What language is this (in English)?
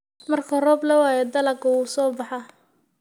Somali